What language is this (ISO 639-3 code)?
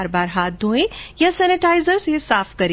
hin